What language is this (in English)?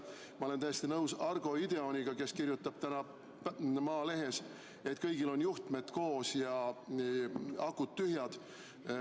Estonian